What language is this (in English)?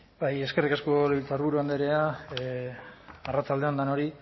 Basque